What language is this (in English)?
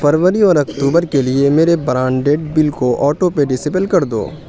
Urdu